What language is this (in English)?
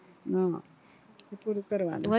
Gujarati